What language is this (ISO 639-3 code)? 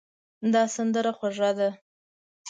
pus